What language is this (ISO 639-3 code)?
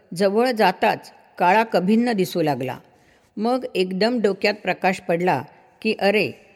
mar